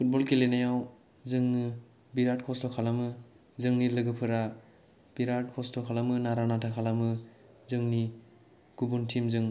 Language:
Bodo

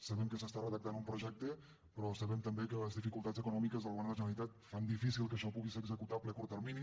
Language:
Catalan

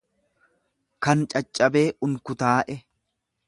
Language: Oromo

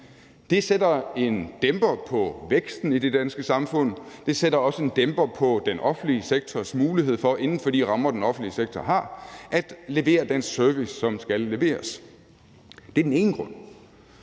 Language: Danish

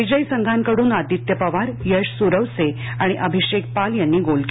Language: Marathi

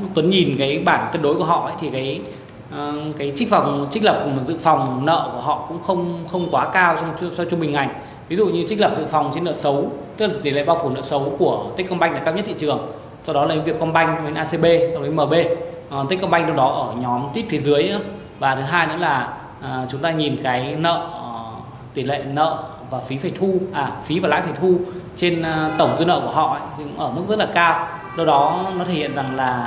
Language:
Vietnamese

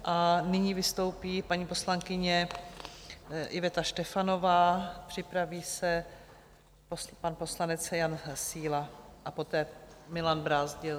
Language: Czech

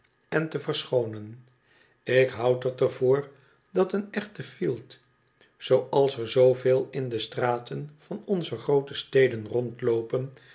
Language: Dutch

